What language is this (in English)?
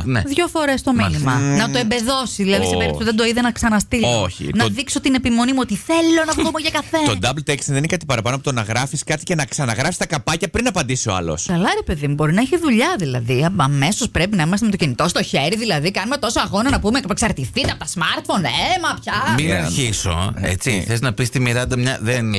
Greek